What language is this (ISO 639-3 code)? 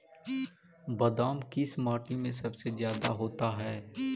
mag